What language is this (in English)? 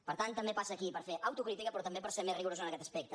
Catalan